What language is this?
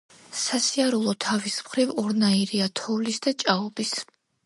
Georgian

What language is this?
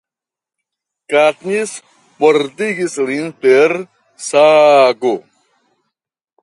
Esperanto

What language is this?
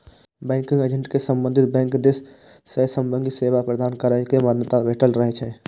Maithili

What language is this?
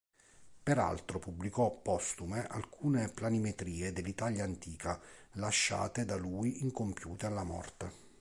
Italian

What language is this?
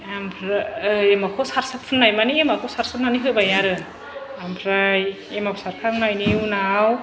Bodo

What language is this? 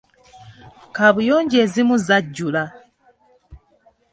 Ganda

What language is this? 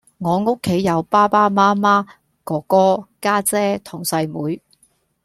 Cantonese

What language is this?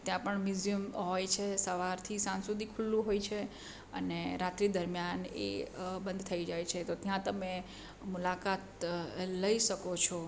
Gujarati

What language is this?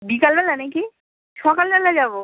Bangla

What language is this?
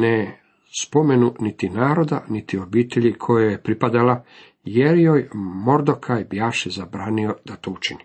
Croatian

